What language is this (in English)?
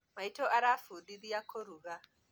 Kikuyu